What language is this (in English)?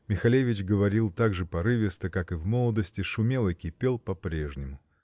Russian